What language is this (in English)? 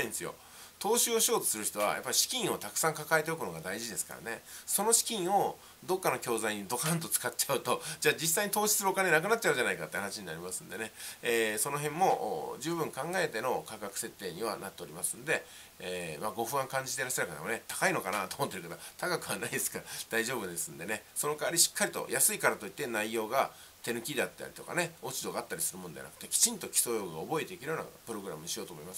Japanese